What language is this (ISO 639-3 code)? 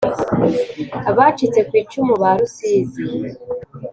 kin